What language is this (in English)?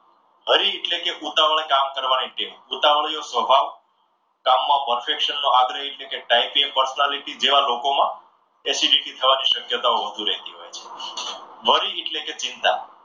Gujarati